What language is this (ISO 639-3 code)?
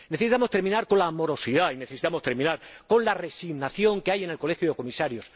spa